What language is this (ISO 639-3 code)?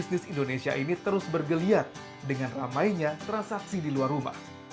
ind